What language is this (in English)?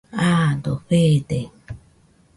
Nüpode Huitoto